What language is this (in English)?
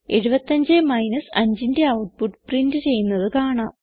Malayalam